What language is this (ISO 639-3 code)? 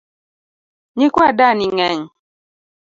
luo